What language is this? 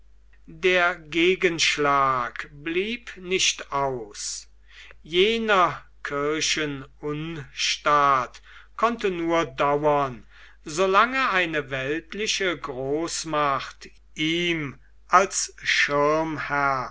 German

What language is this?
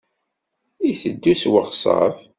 Kabyle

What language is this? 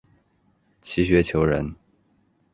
Chinese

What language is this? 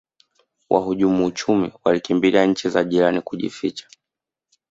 Swahili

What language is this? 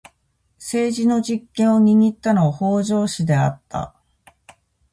Japanese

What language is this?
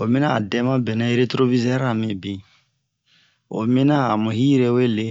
Bomu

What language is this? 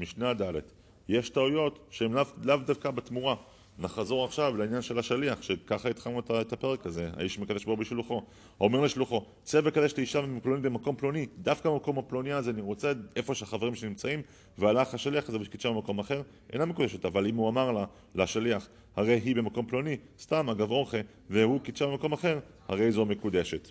Hebrew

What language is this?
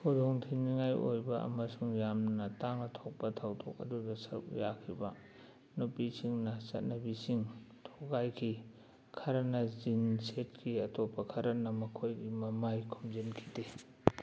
Manipuri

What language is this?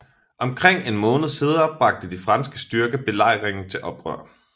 Danish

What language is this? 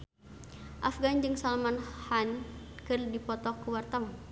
Sundanese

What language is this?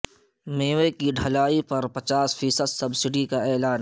Urdu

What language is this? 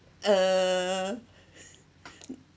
English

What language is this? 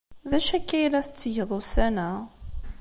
Kabyle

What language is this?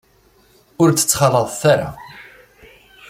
Kabyle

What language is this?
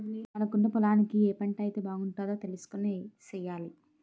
Telugu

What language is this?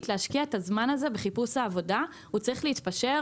Hebrew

